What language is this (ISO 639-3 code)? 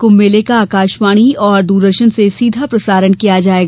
hin